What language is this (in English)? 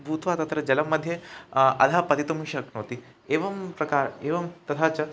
Sanskrit